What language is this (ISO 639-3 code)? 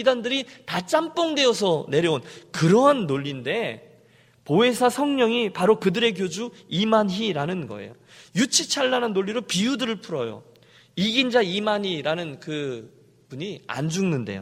kor